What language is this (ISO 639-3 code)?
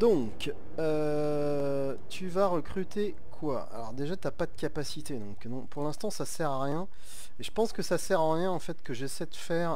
fra